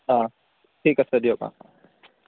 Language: Assamese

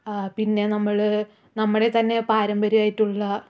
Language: Malayalam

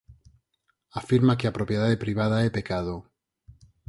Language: Galician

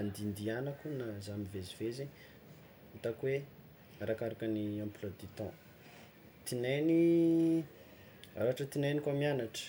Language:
Tsimihety Malagasy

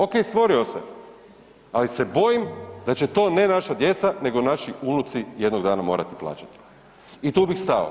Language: Croatian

